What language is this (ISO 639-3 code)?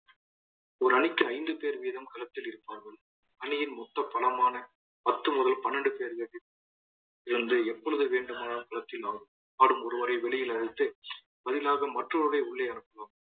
tam